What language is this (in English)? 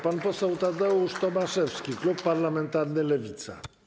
Polish